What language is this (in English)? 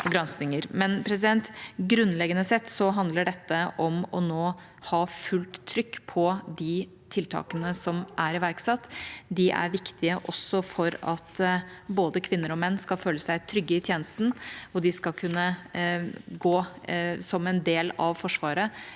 Norwegian